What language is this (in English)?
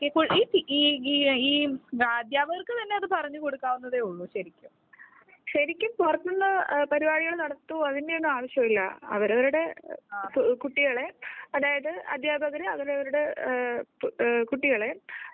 Malayalam